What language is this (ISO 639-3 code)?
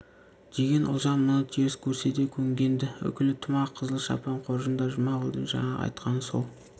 kaz